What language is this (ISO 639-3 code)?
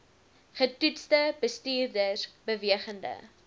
afr